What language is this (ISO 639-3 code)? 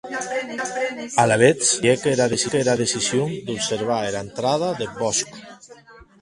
oci